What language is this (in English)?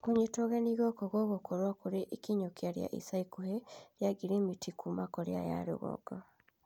Kikuyu